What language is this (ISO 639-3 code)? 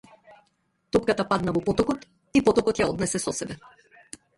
mkd